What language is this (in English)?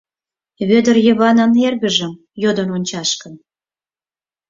Mari